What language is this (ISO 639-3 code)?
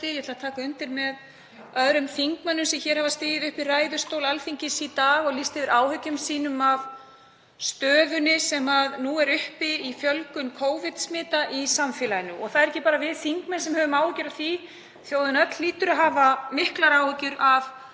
isl